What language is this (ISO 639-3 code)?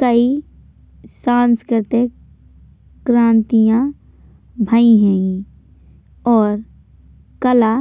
bns